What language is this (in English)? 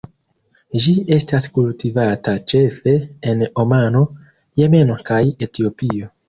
Esperanto